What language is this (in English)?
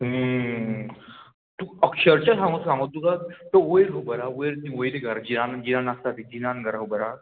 Konkani